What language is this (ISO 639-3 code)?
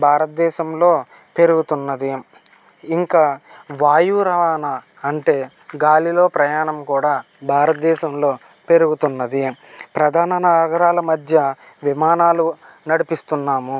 tel